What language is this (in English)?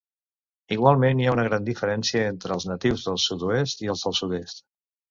Catalan